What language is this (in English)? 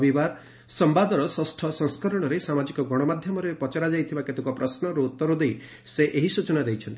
Odia